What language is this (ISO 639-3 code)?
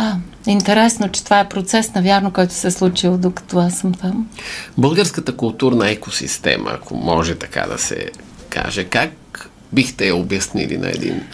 bul